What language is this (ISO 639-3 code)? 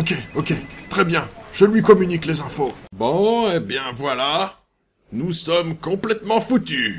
fra